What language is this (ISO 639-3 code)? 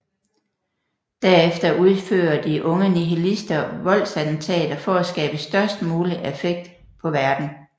dan